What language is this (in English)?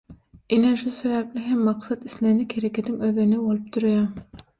Turkmen